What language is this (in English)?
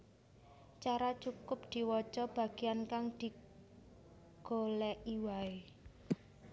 Javanese